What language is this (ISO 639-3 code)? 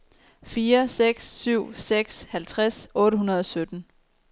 dan